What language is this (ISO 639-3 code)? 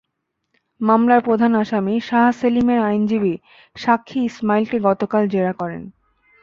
ben